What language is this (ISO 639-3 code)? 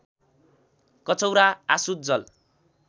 nep